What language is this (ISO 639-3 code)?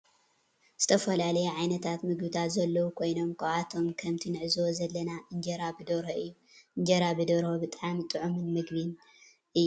tir